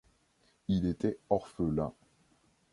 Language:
French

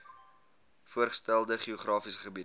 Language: Afrikaans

